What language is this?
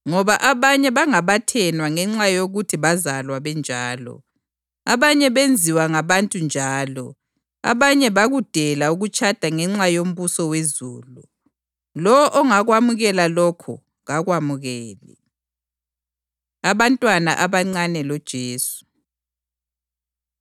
North Ndebele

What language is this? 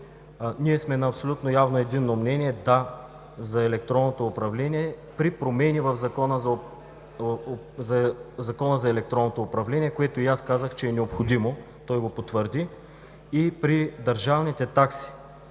Bulgarian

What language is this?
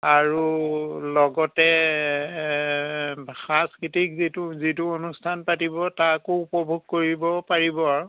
Assamese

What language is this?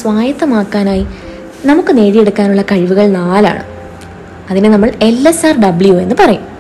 Malayalam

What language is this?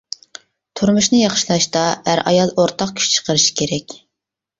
Uyghur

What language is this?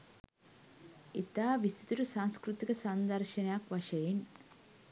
Sinhala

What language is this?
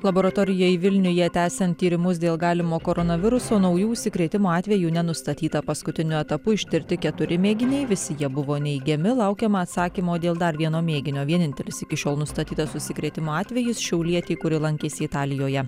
Lithuanian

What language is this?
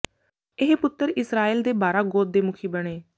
Punjabi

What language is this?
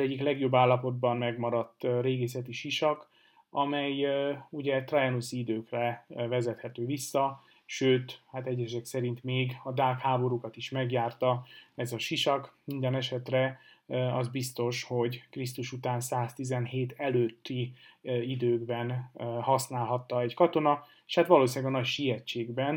Hungarian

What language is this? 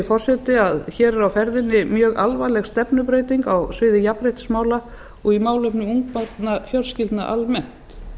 Icelandic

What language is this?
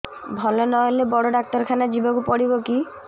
Odia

